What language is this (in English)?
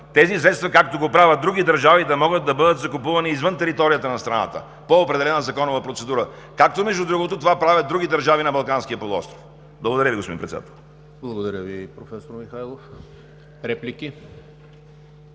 Bulgarian